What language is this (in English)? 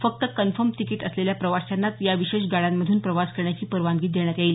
Marathi